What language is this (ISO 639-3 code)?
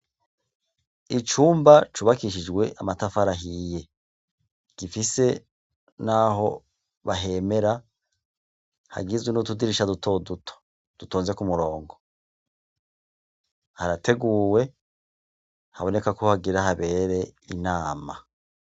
run